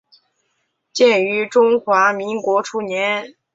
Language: Chinese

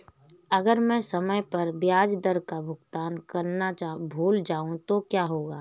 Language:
Hindi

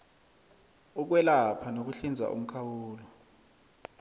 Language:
South Ndebele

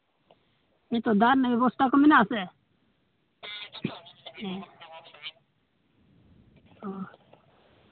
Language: Santali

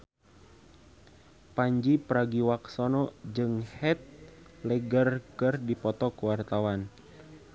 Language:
Sundanese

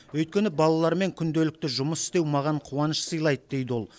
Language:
Kazakh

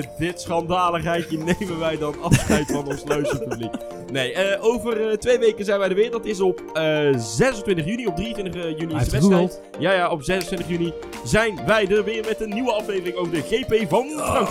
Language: Dutch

